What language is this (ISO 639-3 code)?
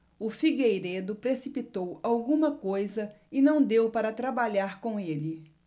por